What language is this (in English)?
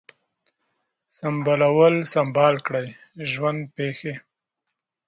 Pashto